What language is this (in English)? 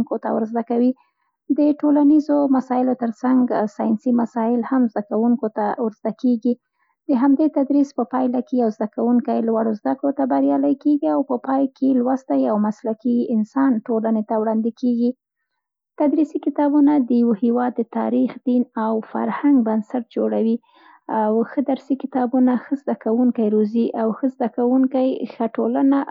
Central Pashto